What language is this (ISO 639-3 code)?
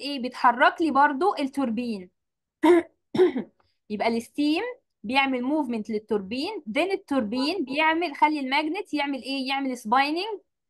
ara